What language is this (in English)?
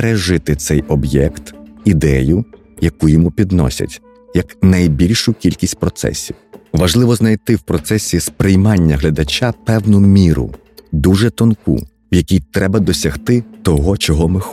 Ukrainian